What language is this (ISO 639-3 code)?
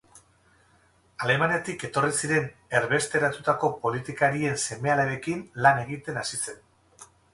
eus